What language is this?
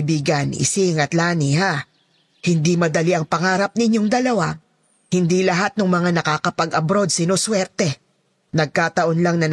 Filipino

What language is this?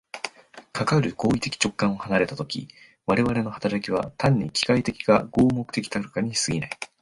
Japanese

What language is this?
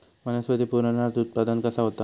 Marathi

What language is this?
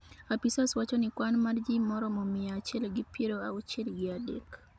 Luo (Kenya and Tanzania)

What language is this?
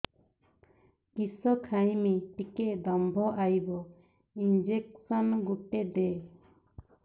Odia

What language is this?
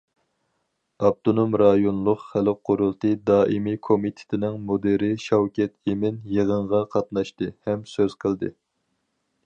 Uyghur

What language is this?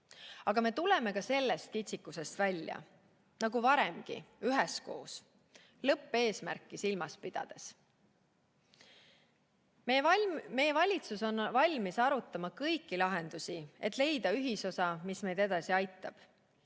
Estonian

